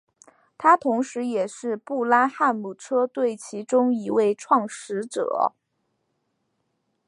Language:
Chinese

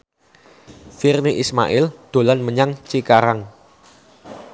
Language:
Javanese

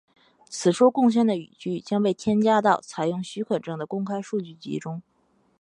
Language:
Chinese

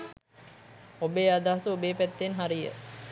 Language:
Sinhala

